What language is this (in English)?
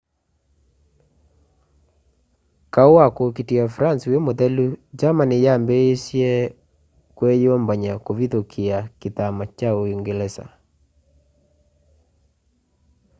Kamba